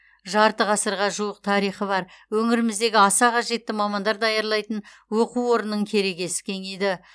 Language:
Kazakh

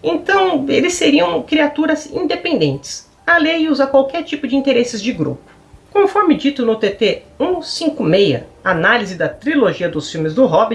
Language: Portuguese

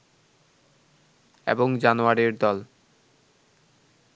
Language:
Bangla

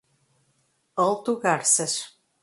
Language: Portuguese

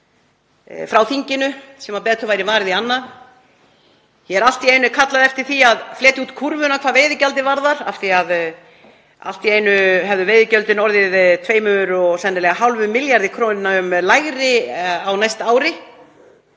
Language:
Icelandic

